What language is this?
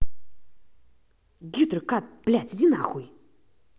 Russian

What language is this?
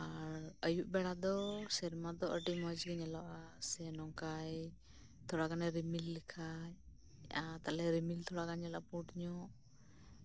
Santali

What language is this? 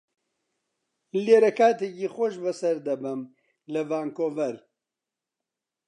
Central Kurdish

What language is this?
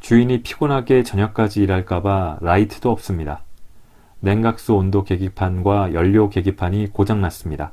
Korean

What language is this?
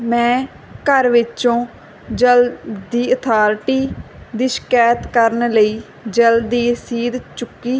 Punjabi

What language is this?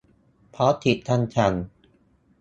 Thai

